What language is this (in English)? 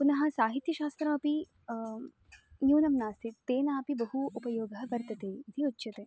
Sanskrit